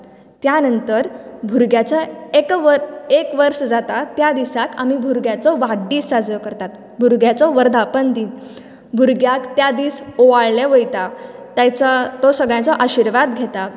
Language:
Konkani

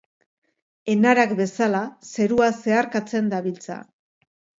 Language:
Basque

